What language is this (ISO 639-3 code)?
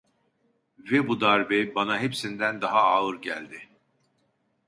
tur